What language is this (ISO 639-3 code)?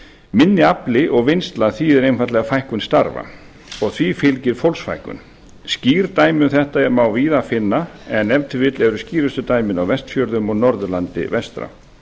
isl